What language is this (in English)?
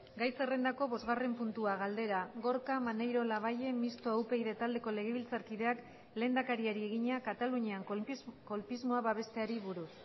Basque